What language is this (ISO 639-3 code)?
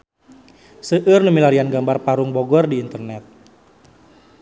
sun